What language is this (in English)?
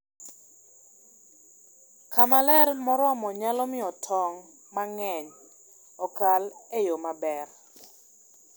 Luo (Kenya and Tanzania)